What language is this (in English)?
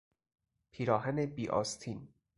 Persian